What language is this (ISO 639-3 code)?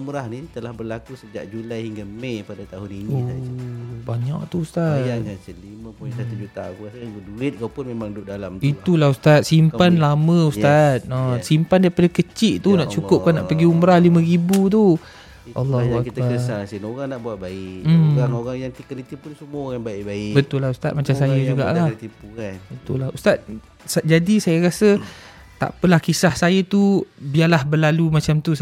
msa